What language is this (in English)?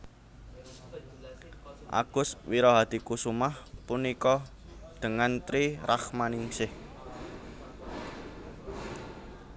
Javanese